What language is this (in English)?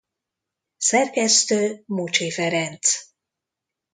Hungarian